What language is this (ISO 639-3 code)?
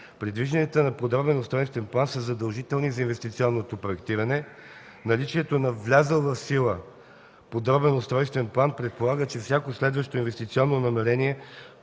bul